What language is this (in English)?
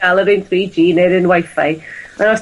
Welsh